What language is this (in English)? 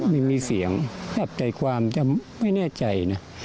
Thai